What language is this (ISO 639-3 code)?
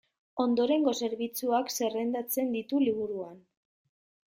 eus